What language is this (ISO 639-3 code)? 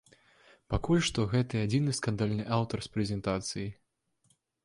bel